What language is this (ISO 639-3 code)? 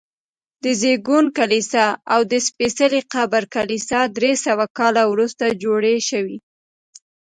pus